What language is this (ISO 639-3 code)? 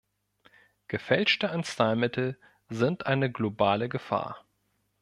deu